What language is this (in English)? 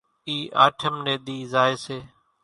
Kachi Koli